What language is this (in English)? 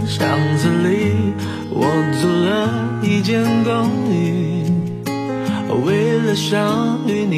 Chinese